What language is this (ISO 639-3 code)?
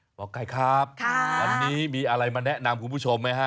tha